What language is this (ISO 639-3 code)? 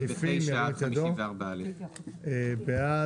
heb